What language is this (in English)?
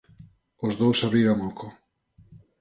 Galician